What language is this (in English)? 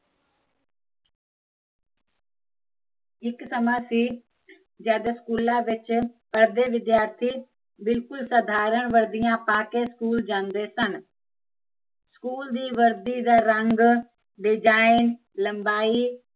Punjabi